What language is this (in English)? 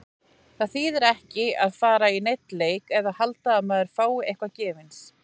Icelandic